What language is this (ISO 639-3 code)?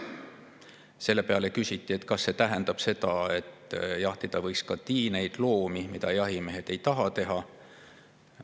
est